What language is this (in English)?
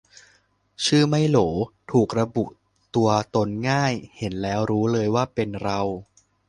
Thai